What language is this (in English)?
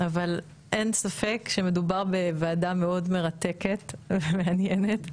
Hebrew